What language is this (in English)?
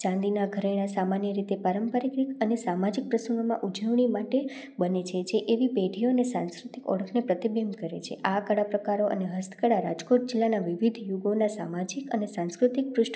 Gujarati